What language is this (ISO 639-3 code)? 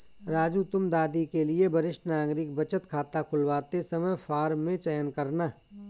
hin